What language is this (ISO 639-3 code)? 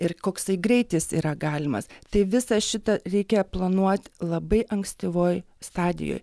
lit